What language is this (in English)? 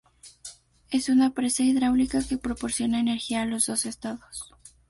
Spanish